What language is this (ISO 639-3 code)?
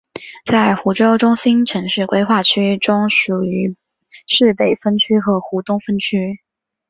zho